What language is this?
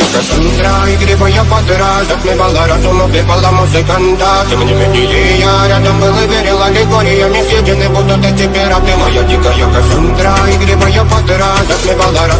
Romanian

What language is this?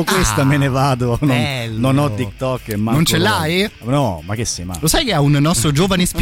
Italian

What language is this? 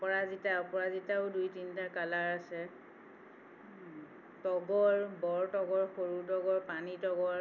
Assamese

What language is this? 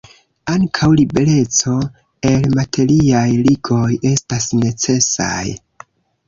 Esperanto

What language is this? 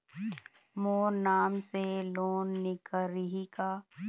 Chhattisgarhi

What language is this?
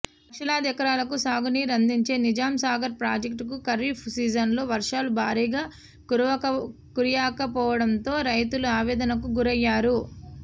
Telugu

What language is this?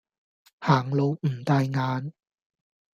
Cantonese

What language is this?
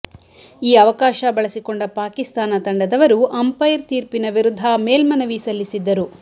Kannada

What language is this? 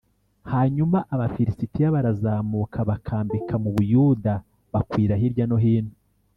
Kinyarwanda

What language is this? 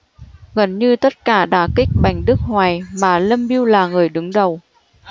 Vietnamese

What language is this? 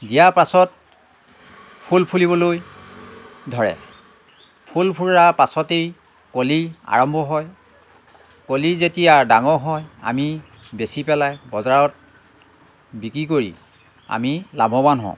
Assamese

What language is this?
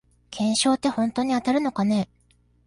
Japanese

